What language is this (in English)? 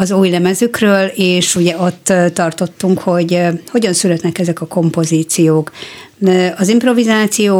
Hungarian